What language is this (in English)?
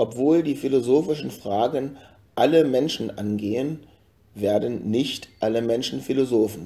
German